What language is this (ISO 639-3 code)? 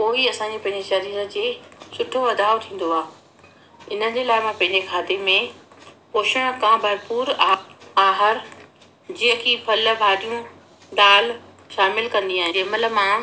snd